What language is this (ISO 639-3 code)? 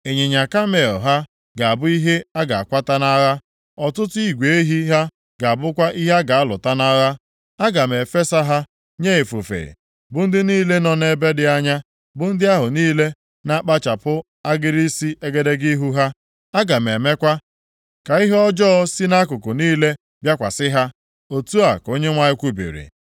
ibo